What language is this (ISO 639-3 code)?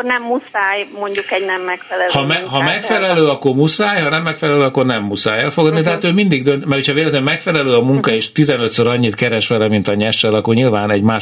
hun